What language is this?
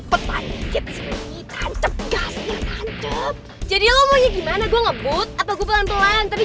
Indonesian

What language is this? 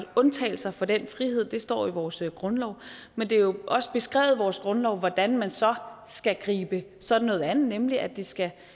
Danish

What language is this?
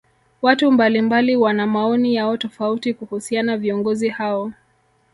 Swahili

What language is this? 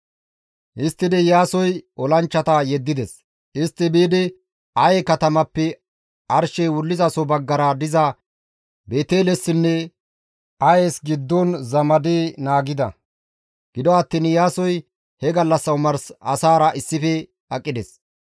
Gamo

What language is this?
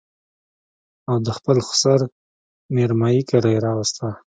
Pashto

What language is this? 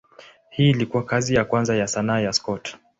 Swahili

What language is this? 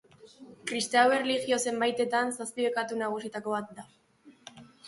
Basque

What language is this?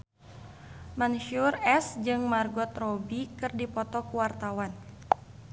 Sundanese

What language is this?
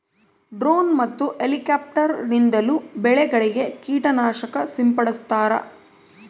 Kannada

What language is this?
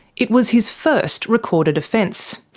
English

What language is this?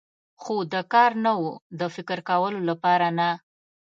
Pashto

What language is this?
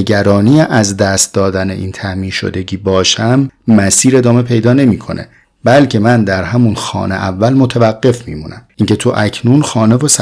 Persian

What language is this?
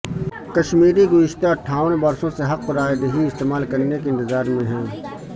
Urdu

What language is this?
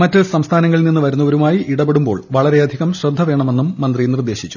Malayalam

